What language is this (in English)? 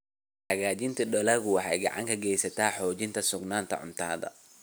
Somali